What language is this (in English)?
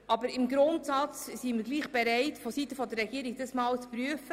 Swiss German